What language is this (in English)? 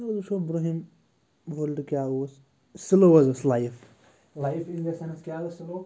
Kashmiri